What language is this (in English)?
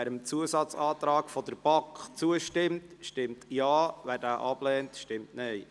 Swiss German